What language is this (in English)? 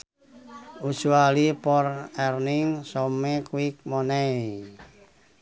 Sundanese